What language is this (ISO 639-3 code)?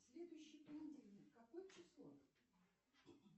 rus